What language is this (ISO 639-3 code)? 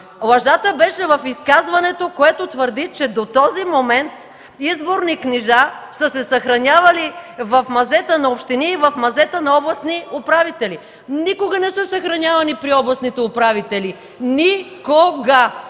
bul